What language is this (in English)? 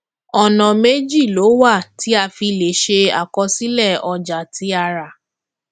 Yoruba